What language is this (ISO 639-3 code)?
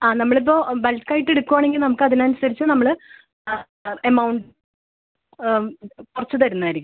mal